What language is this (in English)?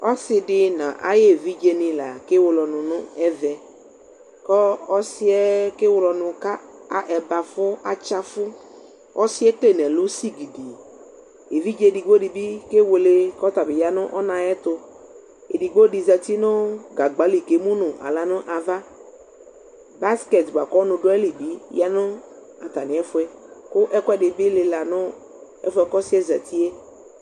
Ikposo